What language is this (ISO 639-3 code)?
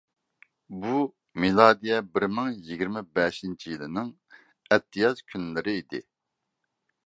uig